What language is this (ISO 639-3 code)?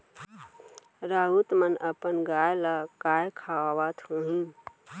hne